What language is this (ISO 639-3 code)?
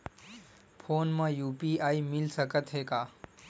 hne